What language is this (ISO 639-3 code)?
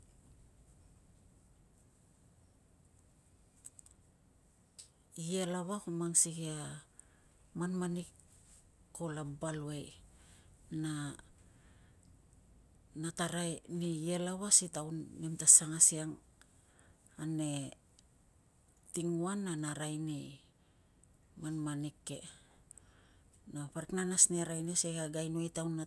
lcm